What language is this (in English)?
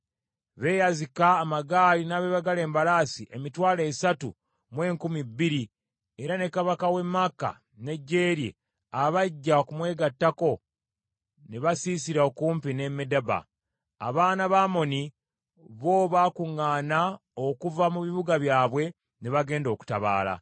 Ganda